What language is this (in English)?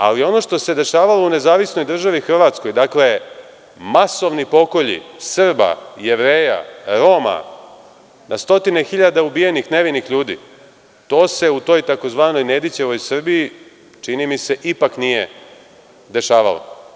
Serbian